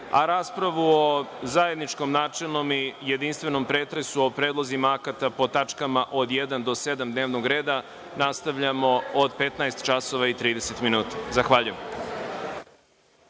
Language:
Serbian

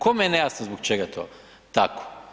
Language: Croatian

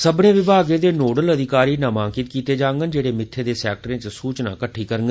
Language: Dogri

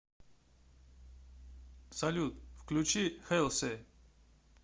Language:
Russian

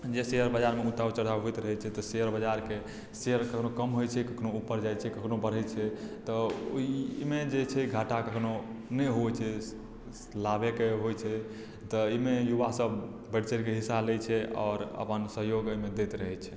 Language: Maithili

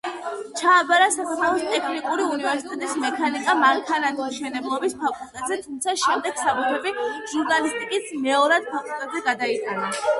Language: Georgian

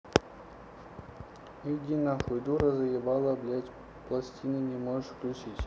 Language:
Russian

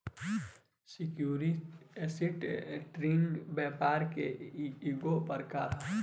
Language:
Bhojpuri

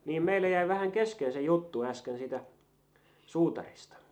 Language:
Finnish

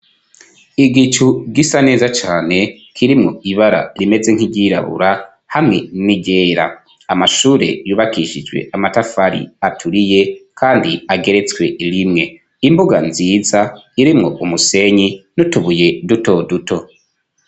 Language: Rundi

